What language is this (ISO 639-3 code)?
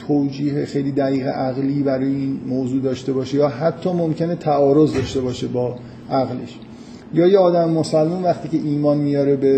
fas